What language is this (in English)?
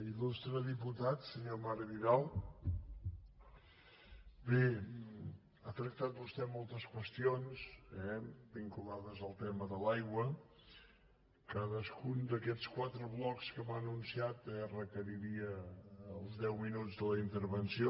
Catalan